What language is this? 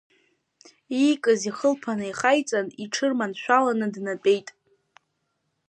Abkhazian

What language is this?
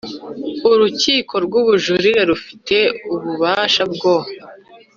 Kinyarwanda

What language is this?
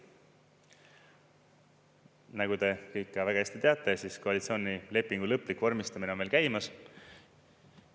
Estonian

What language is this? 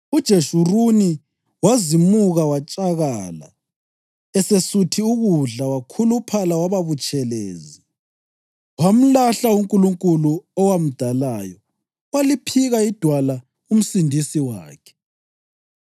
North Ndebele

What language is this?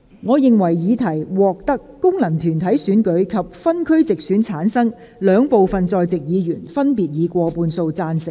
Cantonese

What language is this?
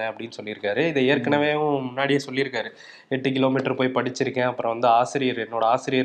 Tamil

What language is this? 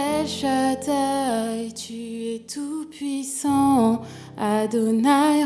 French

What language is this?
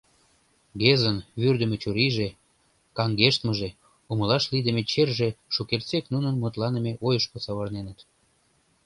Mari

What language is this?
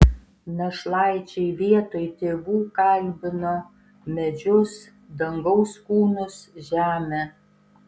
Lithuanian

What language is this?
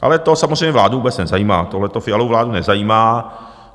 Czech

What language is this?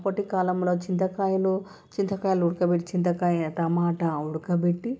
Telugu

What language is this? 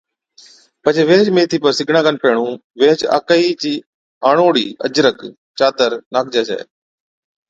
Od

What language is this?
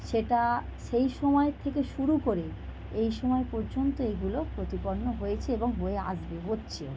Bangla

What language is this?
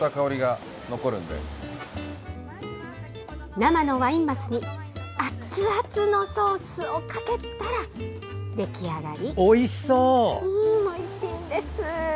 Japanese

